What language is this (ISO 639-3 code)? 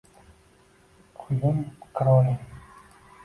uzb